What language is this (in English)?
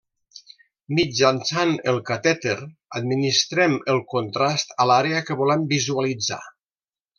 Catalan